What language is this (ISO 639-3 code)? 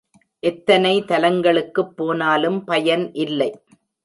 tam